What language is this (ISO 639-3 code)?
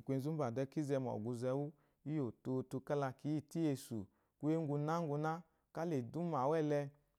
afo